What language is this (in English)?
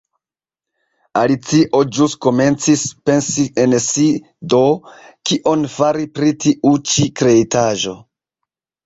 Esperanto